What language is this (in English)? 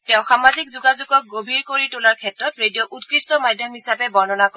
Assamese